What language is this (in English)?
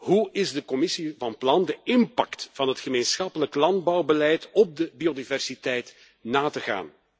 Dutch